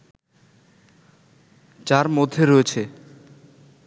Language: Bangla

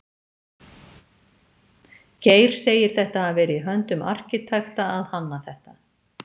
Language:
Icelandic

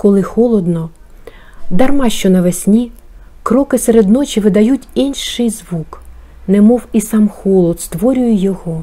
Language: Ukrainian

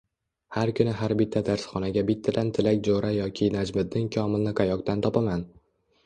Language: Uzbek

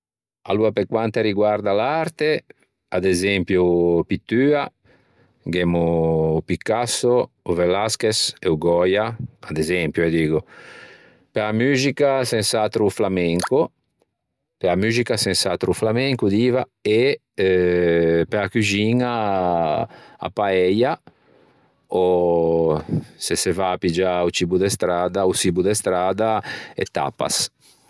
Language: Ligurian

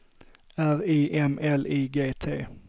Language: Swedish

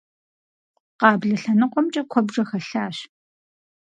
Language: Kabardian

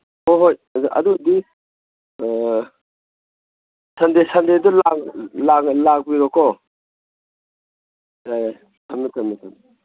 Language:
Manipuri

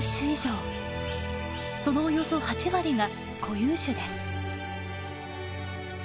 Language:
Japanese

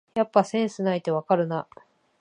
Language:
Japanese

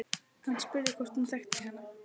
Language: Icelandic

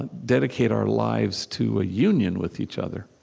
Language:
English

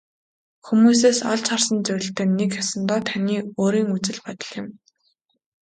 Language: Mongolian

